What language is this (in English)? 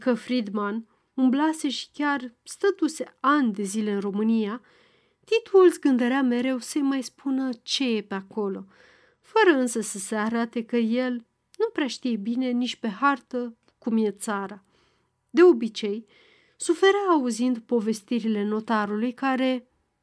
Romanian